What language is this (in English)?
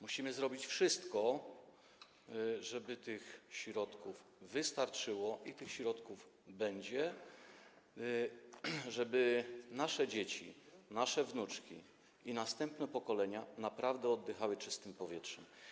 Polish